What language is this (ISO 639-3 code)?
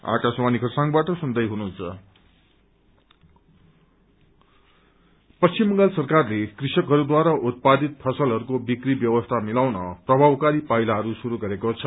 nep